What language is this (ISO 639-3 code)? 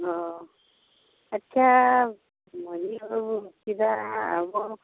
sat